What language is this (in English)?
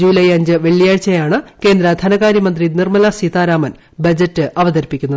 Malayalam